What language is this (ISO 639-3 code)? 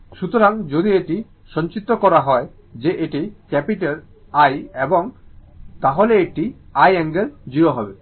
ben